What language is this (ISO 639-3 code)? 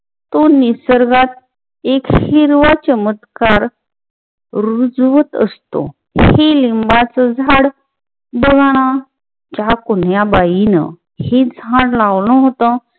mar